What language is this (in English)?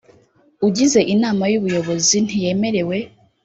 Kinyarwanda